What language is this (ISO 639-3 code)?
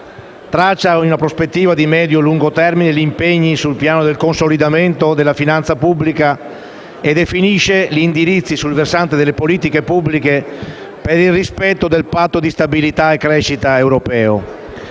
ita